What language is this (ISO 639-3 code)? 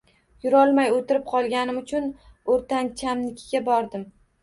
uzb